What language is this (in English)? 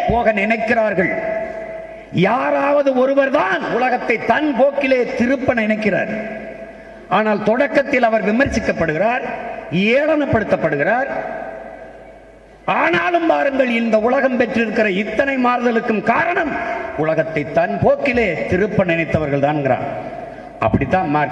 Tamil